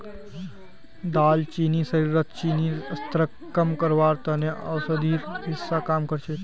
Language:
Magahi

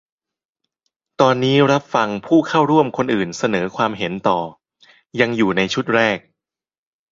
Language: Thai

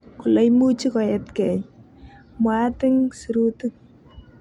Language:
Kalenjin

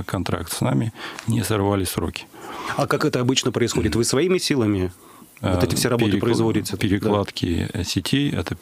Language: Russian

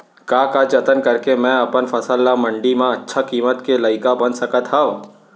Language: Chhattisgarhi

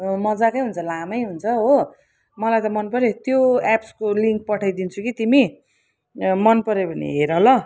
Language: Nepali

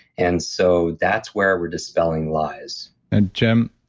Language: English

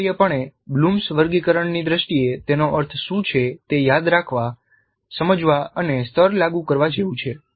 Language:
Gujarati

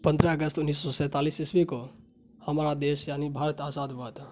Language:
Urdu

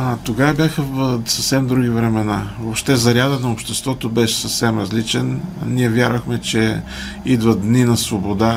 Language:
Bulgarian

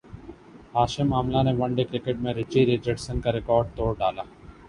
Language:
Urdu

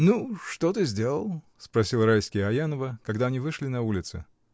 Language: Russian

